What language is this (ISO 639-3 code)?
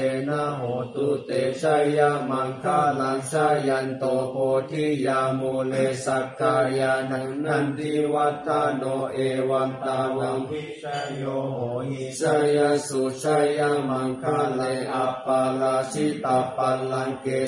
tha